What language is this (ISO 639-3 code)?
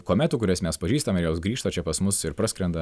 lit